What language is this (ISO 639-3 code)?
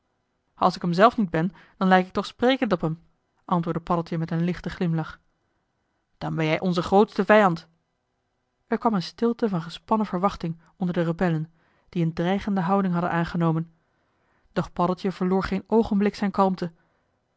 nld